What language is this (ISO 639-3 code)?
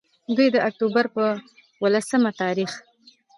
pus